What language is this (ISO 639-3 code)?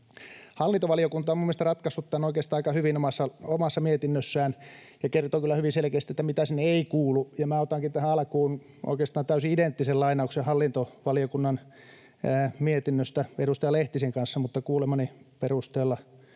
fin